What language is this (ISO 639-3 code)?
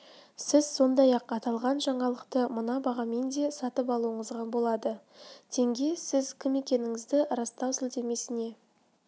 kaz